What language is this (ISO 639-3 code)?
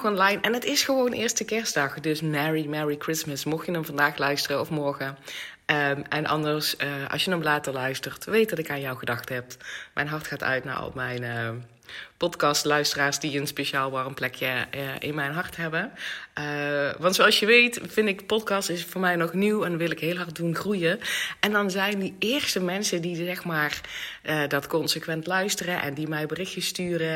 nld